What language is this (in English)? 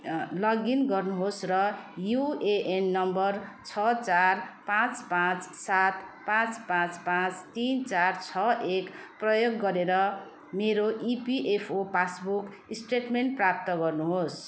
Nepali